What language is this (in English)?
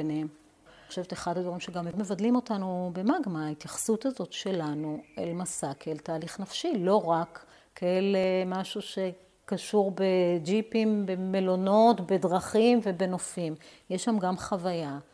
Hebrew